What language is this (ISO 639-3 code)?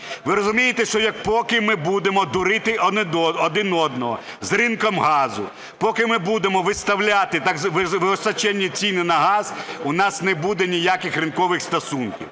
ukr